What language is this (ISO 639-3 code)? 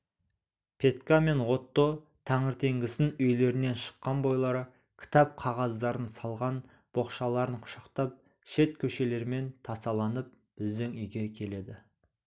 kaz